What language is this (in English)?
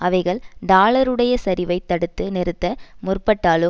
Tamil